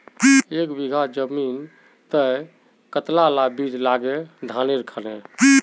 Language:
Magahi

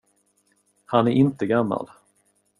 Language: Swedish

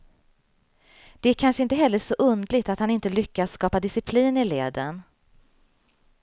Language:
Swedish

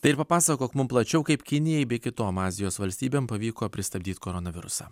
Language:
Lithuanian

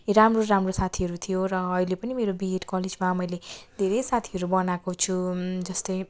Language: Nepali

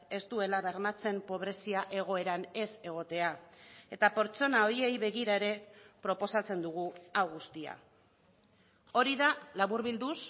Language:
Basque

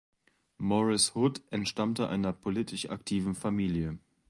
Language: German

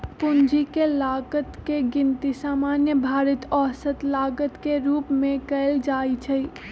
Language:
Magahi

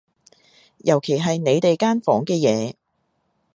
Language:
Cantonese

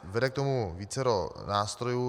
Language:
Czech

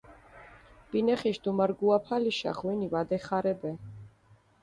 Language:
Mingrelian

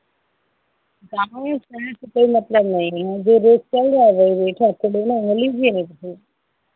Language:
Hindi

